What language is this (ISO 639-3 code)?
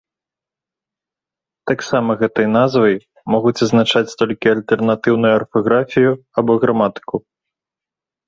bel